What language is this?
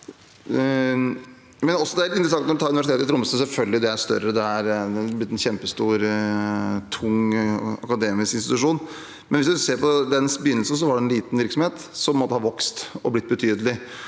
Norwegian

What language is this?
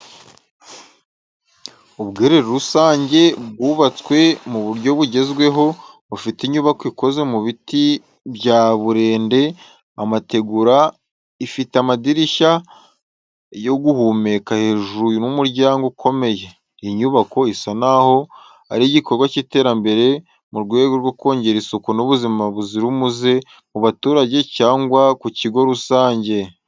Kinyarwanda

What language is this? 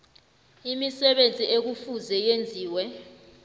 South Ndebele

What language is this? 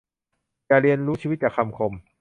Thai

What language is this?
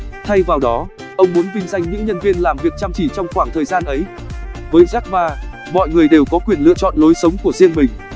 Vietnamese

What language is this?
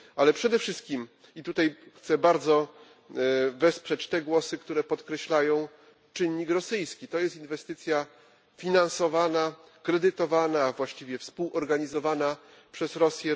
Polish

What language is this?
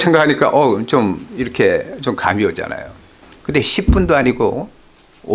Korean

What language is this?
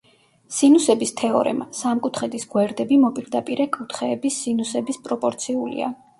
Georgian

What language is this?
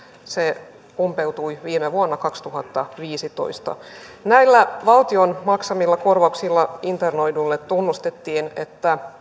Finnish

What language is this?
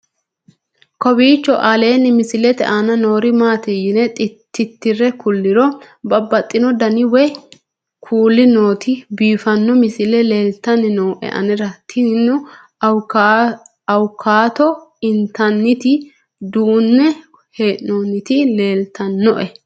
Sidamo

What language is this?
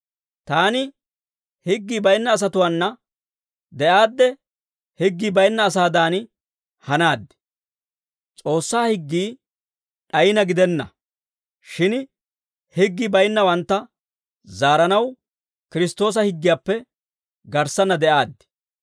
Dawro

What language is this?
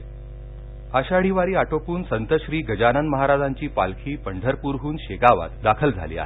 Marathi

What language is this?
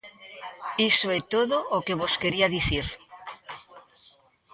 Galician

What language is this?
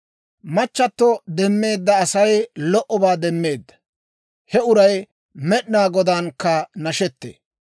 Dawro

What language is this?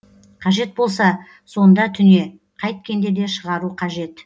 Kazakh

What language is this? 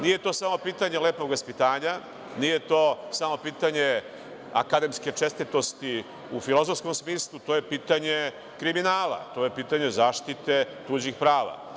Serbian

